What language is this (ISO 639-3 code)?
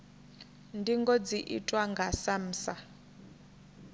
ven